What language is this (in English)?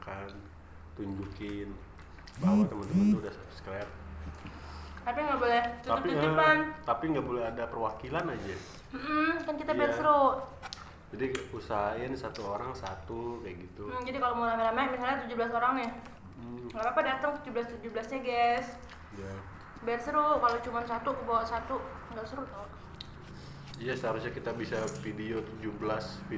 Indonesian